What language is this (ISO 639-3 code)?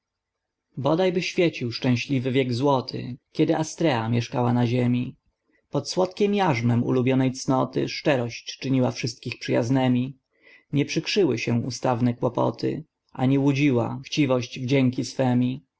pol